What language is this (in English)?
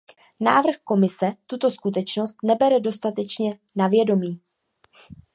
Czech